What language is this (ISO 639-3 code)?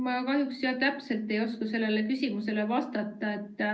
est